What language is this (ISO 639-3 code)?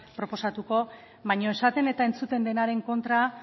eus